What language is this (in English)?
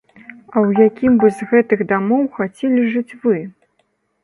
Belarusian